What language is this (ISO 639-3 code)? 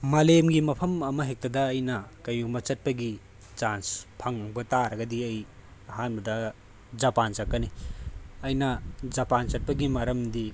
mni